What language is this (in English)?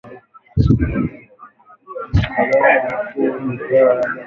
Swahili